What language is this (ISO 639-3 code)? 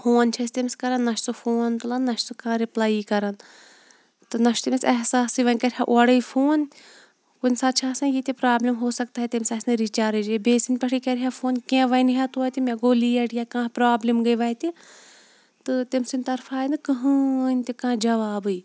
kas